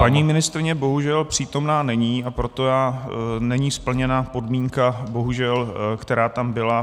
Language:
Czech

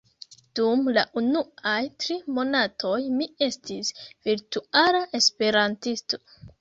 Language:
Esperanto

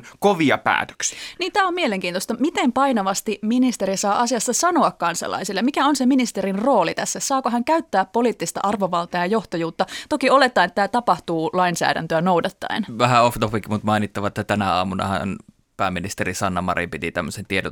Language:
Finnish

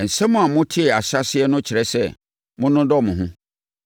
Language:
Akan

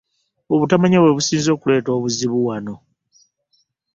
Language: Ganda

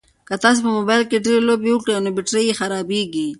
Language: Pashto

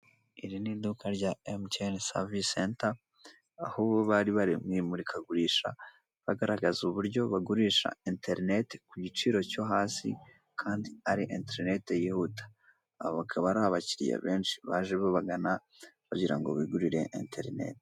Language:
Kinyarwanda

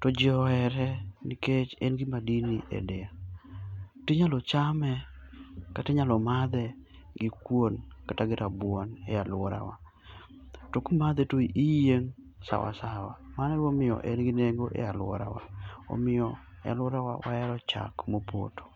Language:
Luo (Kenya and Tanzania)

